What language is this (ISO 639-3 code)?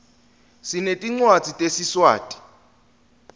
ssw